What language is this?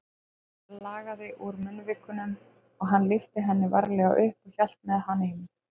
Icelandic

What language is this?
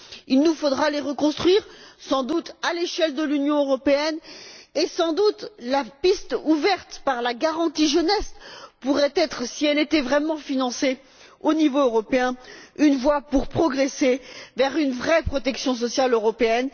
French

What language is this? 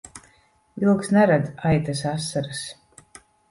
Latvian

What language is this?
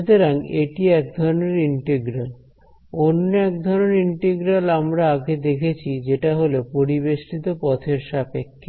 Bangla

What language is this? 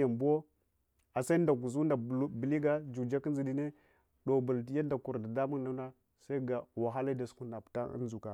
Hwana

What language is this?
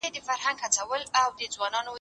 Pashto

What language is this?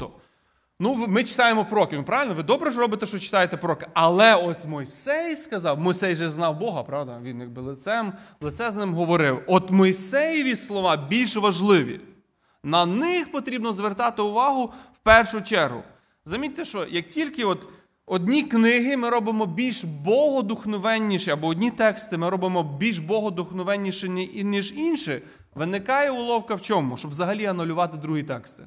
Ukrainian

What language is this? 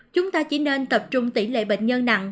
Vietnamese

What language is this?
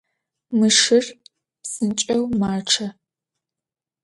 Adyghe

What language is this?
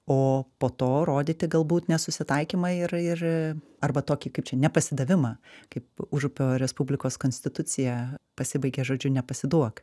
Lithuanian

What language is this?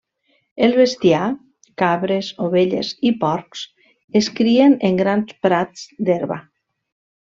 Catalan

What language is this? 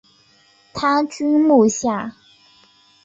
Chinese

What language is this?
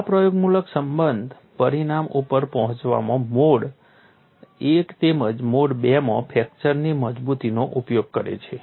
Gujarati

